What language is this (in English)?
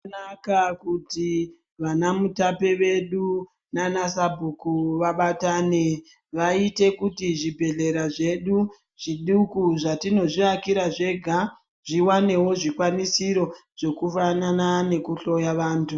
Ndau